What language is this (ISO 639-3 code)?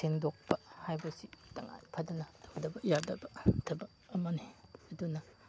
mni